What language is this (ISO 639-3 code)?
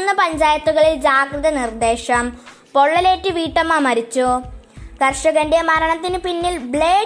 mal